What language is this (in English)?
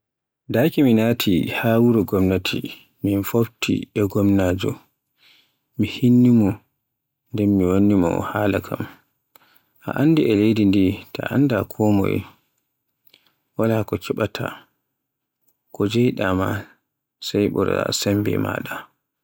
Borgu Fulfulde